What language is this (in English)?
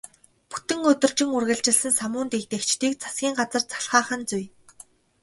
Mongolian